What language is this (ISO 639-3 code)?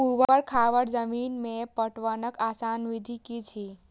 mai